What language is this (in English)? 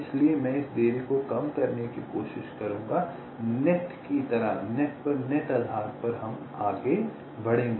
Hindi